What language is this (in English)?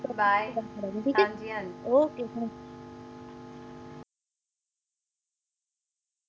Punjabi